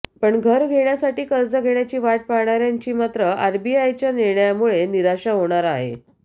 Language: Marathi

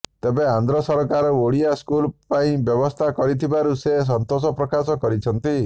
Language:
Odia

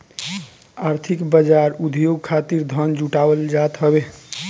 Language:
Bhojpuri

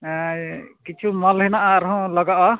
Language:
Santali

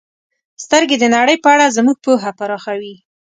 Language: Pashto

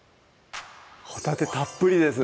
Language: Japanese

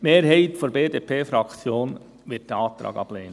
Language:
Swiss German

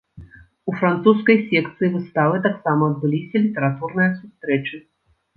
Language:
Belarusian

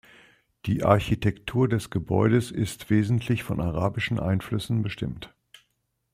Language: German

